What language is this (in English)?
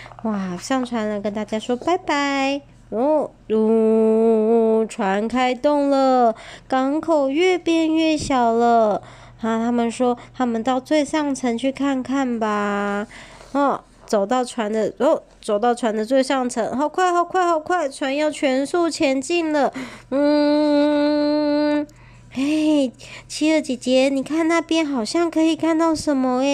Chinese